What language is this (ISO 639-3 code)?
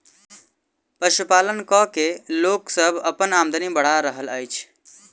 mai